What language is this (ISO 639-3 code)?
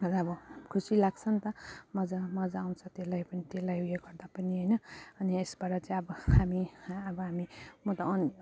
nep